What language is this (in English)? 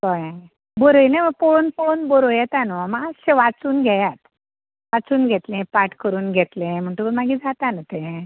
Konkani